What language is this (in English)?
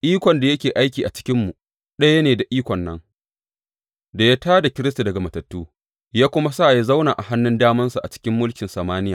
Hausa